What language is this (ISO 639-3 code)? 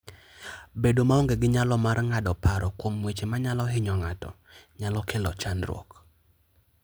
luo